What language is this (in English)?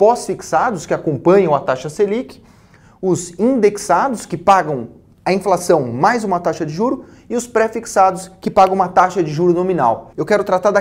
Portuguese